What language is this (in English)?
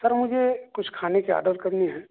Urdu